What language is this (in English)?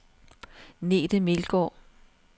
Danish